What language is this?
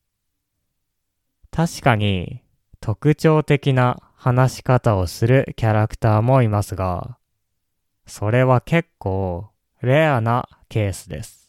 Japanese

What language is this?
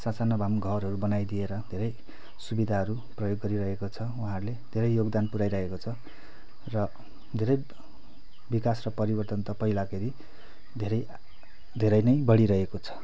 Nepali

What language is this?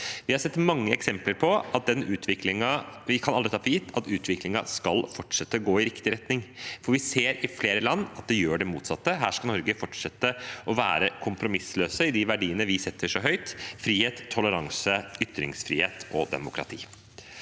Norwegian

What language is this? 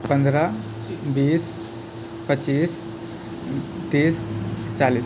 Maithili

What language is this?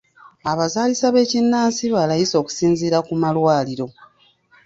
Ganda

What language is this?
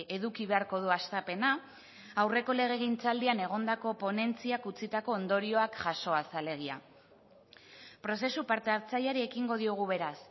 Basque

